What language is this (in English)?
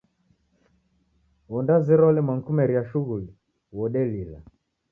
Taita